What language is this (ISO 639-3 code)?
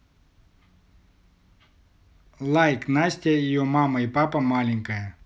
rus